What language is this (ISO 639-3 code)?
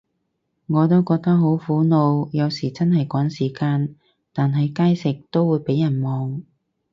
yue